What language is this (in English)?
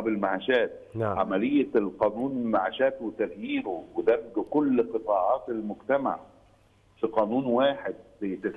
Arabic